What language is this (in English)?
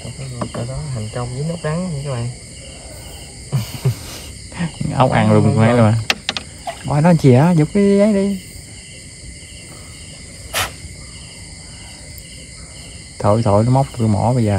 Vietnamese